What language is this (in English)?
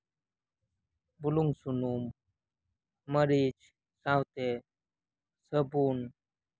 Santali